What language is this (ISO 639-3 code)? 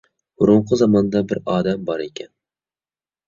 uig